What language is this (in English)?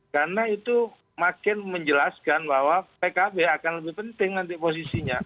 Indonesian